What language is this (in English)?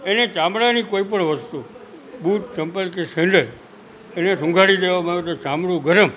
Gujarati